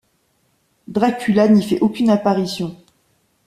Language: French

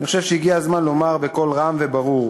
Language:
Hebrew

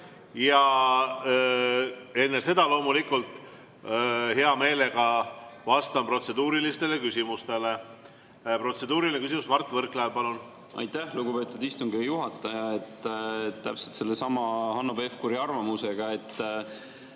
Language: Estonian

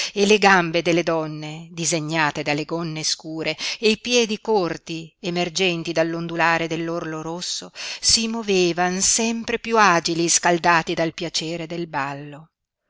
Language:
Italian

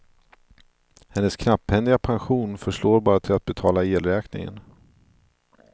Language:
Swedish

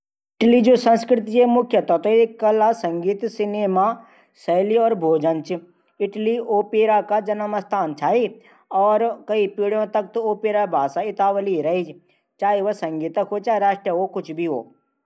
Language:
Garhwali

